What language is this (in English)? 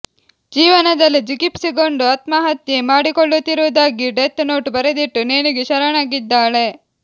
Kannada